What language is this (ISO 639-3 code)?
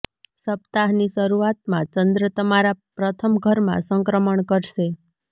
guj